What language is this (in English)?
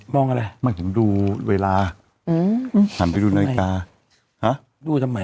Thai